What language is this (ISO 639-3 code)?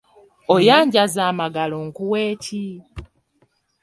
lug